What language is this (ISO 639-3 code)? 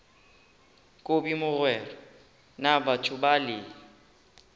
nso